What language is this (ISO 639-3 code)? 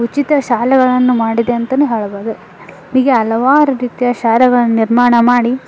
kan